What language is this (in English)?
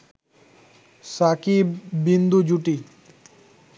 Bangla